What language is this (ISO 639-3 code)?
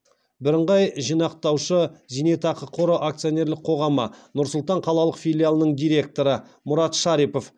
kaz